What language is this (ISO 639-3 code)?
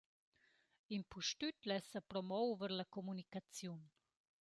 roh